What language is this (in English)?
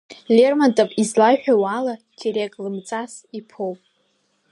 Abkhazian